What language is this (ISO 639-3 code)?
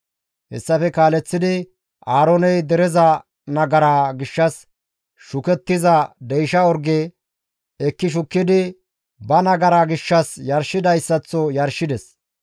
gmv